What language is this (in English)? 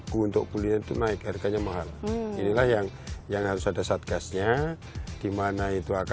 Indonesian